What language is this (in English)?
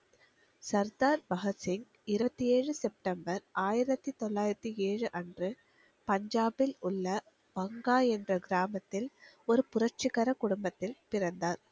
Tamil